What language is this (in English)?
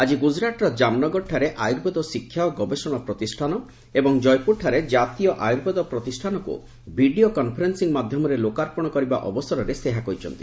Odia